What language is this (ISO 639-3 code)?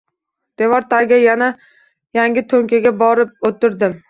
uzb